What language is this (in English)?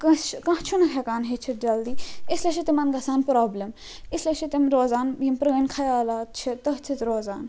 Kashmiri